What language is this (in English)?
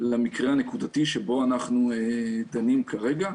Hebrew